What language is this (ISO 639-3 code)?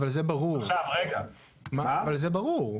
heb